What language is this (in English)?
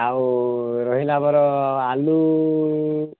Odia